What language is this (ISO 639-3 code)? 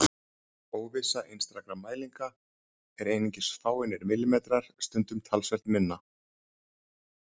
isl